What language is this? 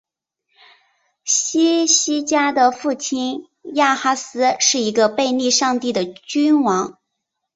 Chinese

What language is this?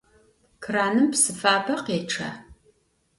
Adyghe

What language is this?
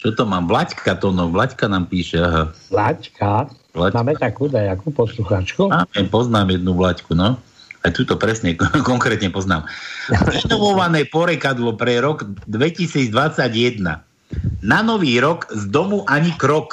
Slovak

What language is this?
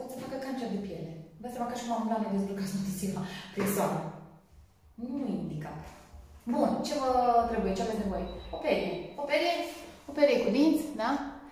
Romanian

